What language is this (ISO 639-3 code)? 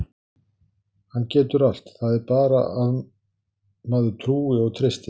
isl